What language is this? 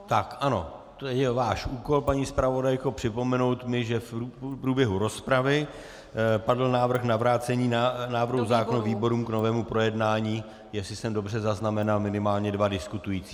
Czech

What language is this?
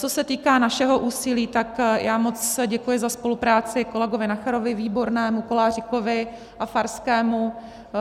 Czech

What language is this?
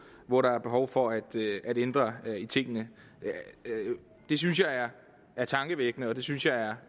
Danish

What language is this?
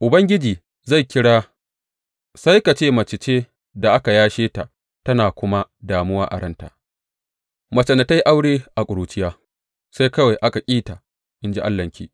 Hausa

